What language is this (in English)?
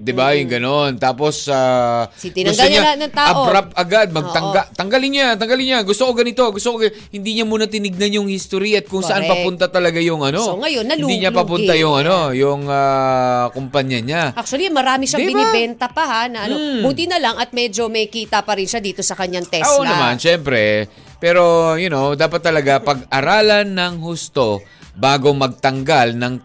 Filipino